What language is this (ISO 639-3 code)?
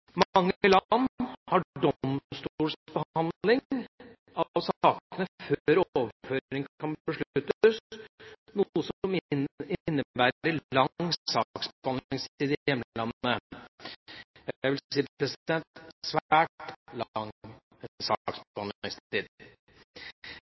nob